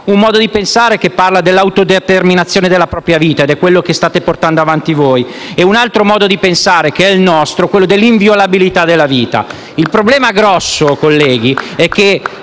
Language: Italian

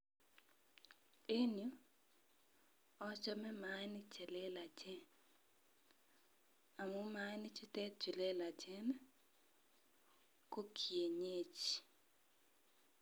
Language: Kalenjin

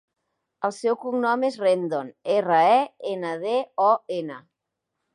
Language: Catalan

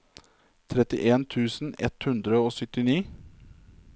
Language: Norwegian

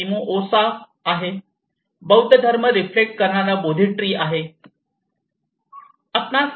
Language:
Marathi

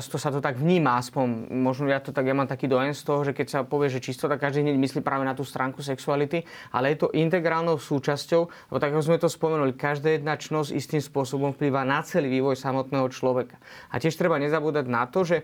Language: Slovak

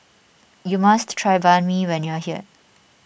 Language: English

